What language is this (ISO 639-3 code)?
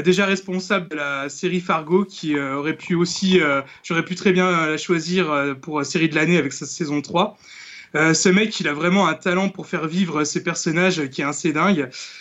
fra